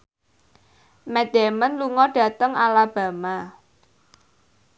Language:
Javanese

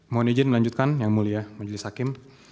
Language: Indonesian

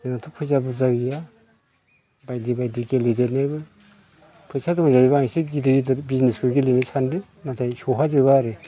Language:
Bodo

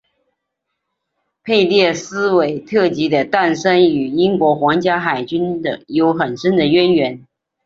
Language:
Chinese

